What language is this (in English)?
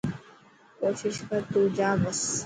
Dhatki